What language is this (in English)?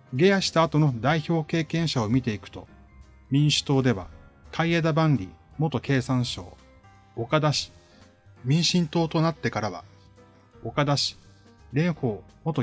Japanese